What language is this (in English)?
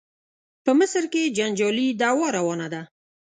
Pashto